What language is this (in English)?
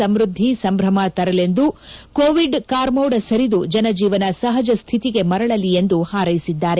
Kannada